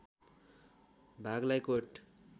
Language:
Nepali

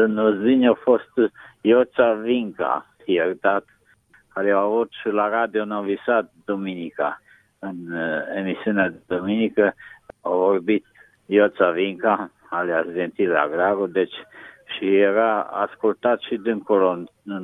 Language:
Romanian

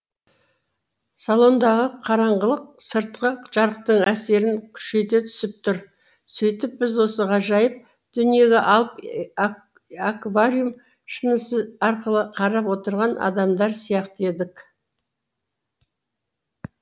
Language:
Kazakh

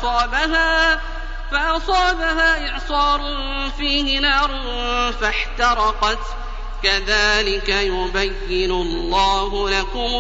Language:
Arabic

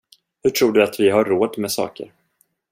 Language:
Swedish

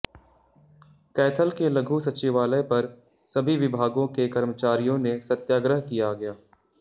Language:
Hindi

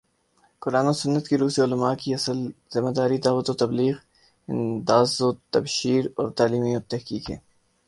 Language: Urdu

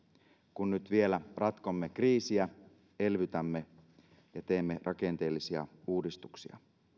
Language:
Finnish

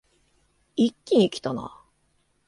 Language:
Japanese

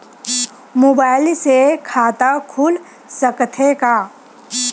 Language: Chhattisgarhi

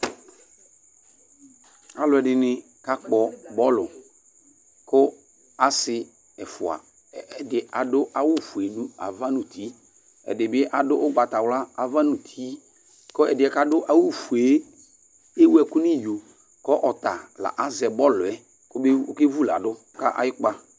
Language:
Ikposo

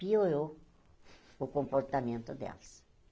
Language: Portuguese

